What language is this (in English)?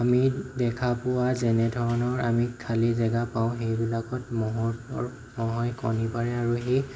Assamese